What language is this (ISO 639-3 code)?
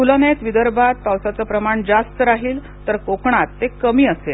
mar